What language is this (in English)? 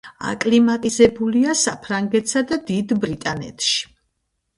Georgian